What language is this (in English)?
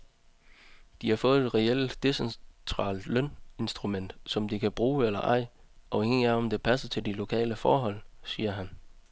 Danish